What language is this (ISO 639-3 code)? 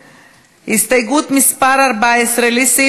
heb